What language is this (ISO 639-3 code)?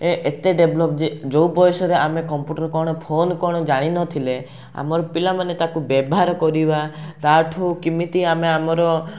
ori